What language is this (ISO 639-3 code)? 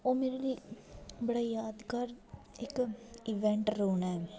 doi